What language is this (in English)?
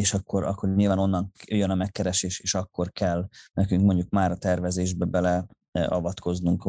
Hungarian